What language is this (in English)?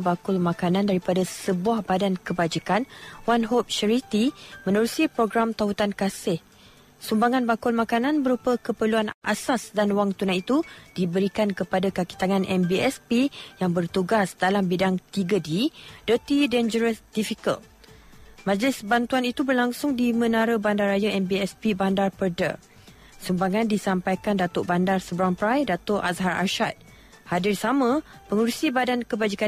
Malay